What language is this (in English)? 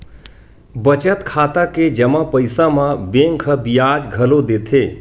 Chhattisgarhi